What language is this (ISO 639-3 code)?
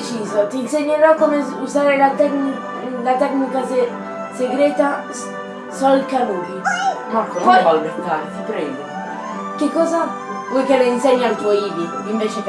ita